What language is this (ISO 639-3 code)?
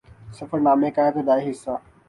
urd